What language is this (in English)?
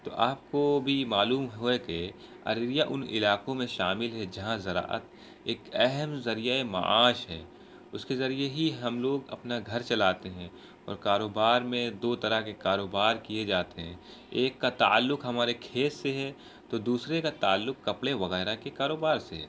Urdu